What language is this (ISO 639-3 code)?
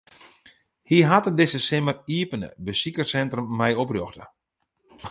fry